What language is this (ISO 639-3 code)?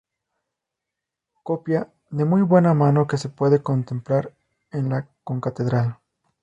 spa